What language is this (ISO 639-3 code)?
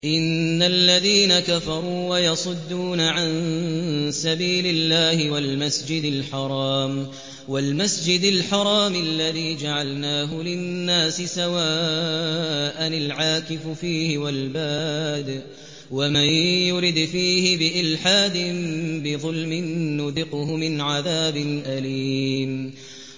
ara